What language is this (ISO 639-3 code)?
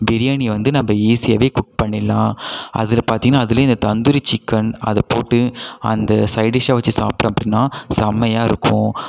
tam